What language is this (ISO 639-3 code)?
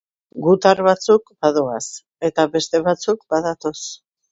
eus